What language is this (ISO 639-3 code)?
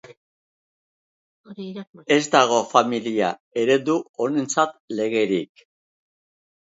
eus